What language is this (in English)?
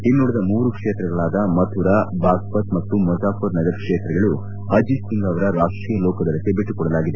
Kannada